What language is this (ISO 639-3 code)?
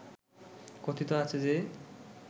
ben